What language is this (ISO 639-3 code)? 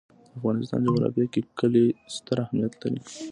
pus